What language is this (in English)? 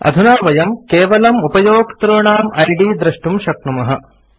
Sanskrit